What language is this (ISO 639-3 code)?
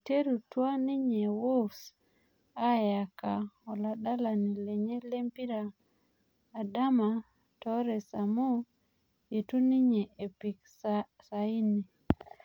mas